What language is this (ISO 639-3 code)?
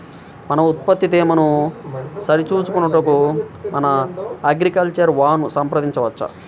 tel